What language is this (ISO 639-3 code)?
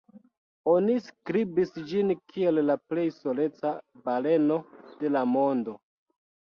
epo